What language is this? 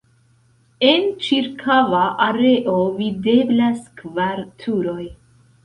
Esperanto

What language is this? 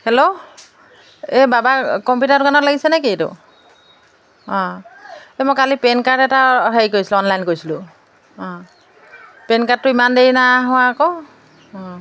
Assamese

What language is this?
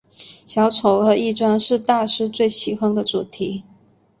Chinese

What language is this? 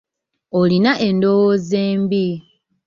Ganda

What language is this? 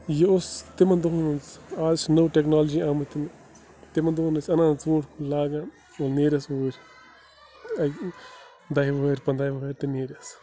Kashmiri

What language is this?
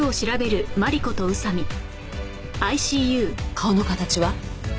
Japanese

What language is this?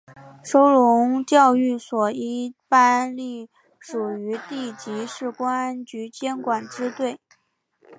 Chinese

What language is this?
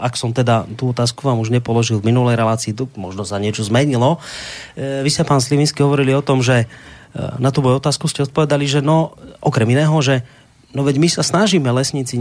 Slovak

